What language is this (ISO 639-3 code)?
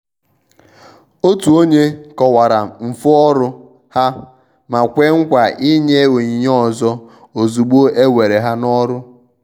ibo